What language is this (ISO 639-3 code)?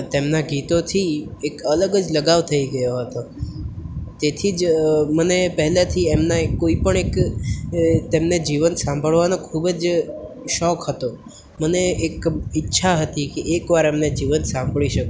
guj